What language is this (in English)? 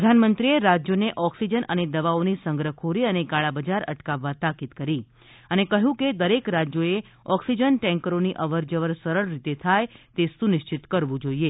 Gujarati